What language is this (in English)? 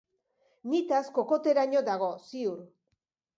Basque